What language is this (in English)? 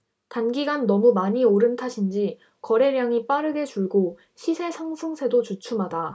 Korean